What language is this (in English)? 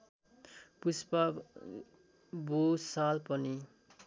Nepali